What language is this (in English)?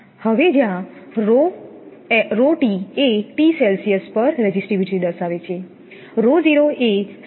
Gujarati